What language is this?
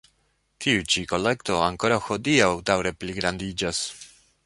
Esperanto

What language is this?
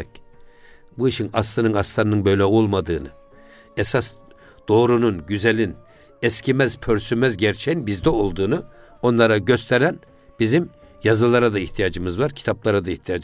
Turkish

